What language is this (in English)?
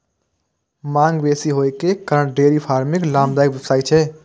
Maithili